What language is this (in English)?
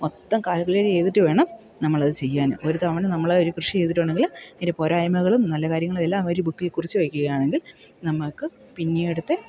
Malayalam